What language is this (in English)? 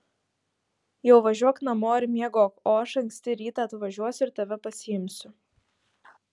Lithuanian